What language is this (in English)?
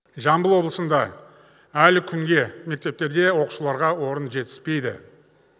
Kazakh